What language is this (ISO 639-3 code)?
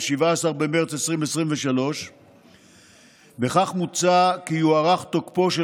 heb